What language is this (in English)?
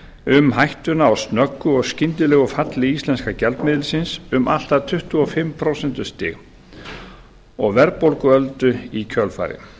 Icelandic